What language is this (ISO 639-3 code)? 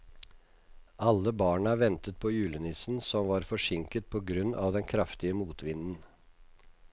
nor